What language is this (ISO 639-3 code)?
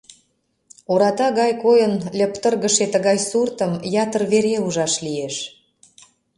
chm